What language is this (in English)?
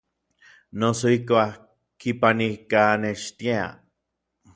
Orizaba Nahuatl